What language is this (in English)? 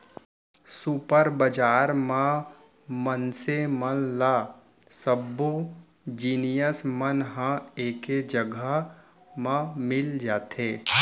Chhattisgarhi